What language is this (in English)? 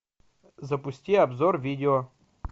Russian